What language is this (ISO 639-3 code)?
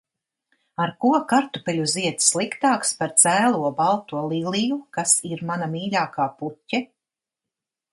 lav